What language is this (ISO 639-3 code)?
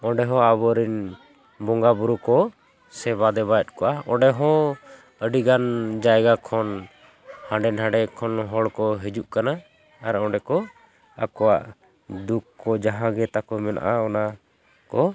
sat